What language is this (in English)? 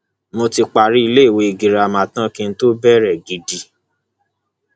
Yoruba